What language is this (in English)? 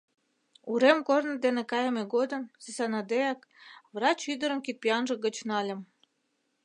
Mari